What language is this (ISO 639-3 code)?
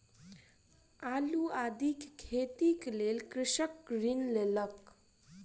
mai